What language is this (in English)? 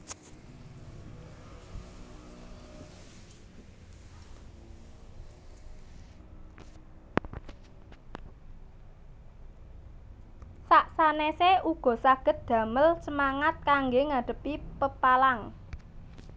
Javanese